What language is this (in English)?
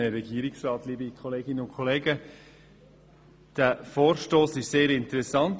Swiss German